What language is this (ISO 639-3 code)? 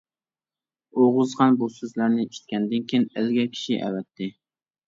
uig